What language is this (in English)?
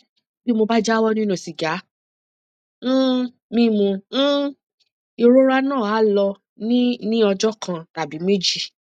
Yoruba